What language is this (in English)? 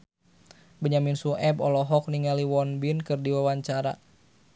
Sundanese